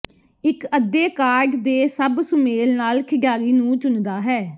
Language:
Punjabi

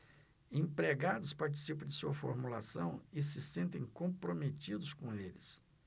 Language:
Portuguese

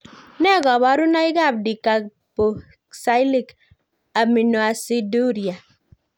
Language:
Kalenjin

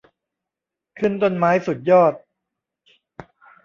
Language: Thai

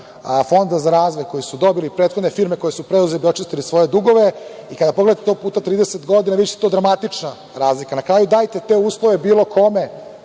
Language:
Serbian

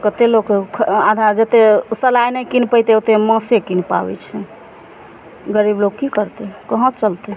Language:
Maithili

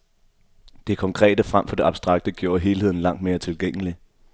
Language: Danish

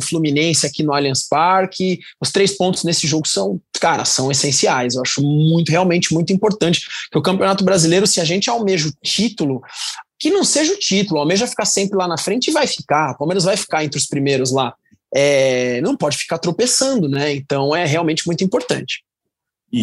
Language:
Portuguese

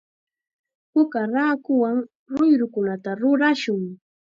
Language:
Chiquián Ancash Quechua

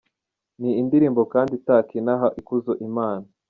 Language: Kinyarwanda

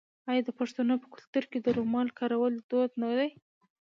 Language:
Pashto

